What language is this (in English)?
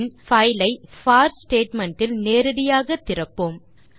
Tamil